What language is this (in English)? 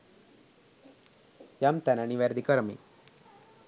Sinhala